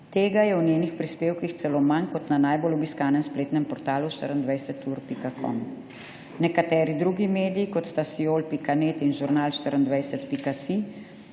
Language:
Slovenian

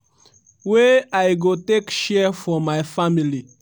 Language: Nigerian Pidgin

